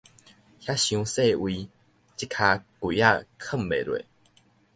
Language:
Min Nan Chinese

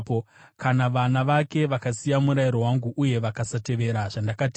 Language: Shona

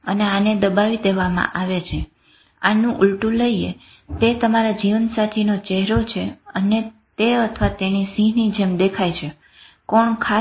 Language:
Gujarati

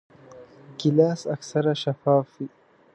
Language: Pashto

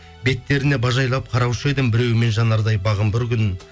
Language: Kazakh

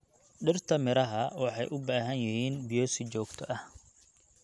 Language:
Somali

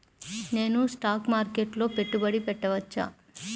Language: Telugu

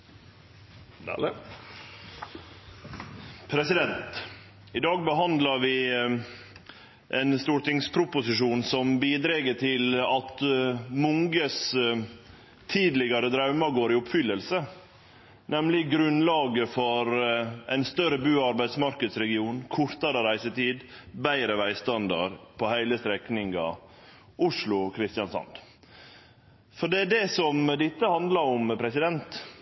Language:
Norwegian Nynorsk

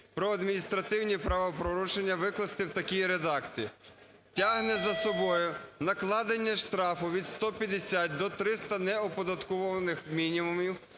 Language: Ukrainian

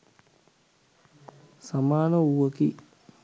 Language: Sinhala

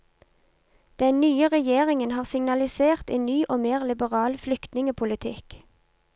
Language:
Norwegian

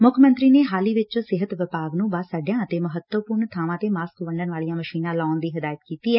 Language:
Punjabi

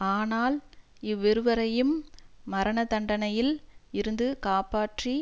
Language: Tamil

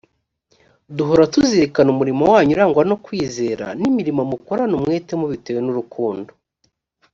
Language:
Kinyarwanda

